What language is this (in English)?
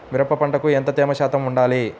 Telugu